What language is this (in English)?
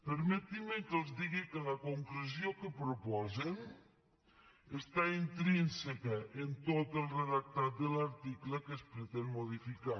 Catalan